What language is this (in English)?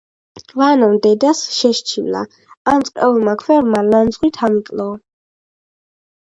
Georgian